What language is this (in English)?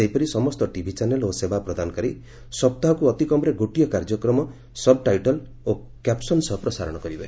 Odia